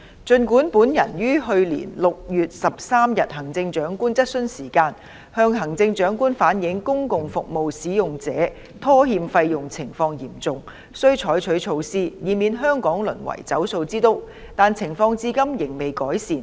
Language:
Cantonese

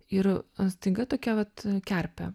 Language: Lithuanian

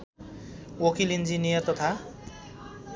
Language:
Nepali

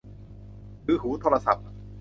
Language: Thai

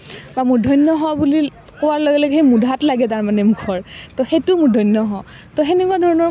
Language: Assamese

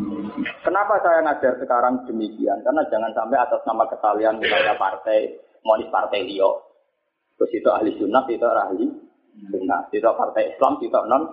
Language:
Indonesian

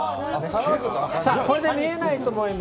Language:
Japanese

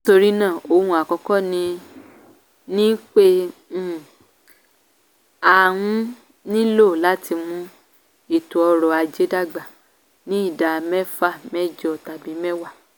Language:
Yoruba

